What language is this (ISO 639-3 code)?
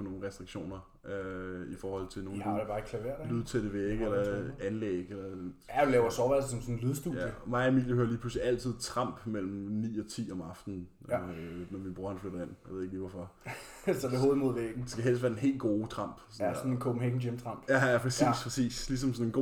dan